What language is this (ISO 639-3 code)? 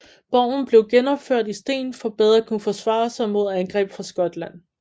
dan